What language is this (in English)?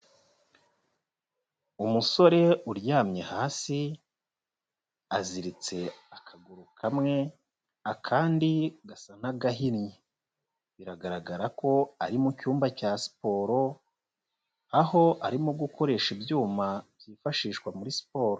Kinyarwanda